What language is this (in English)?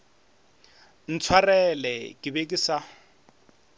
Northern Sotho